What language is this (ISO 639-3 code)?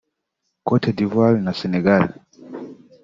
kin